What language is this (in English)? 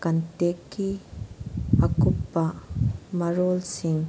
Manipuri